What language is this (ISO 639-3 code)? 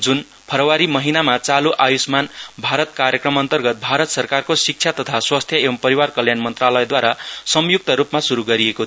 nep